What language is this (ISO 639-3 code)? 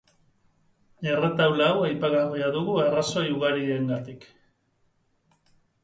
eus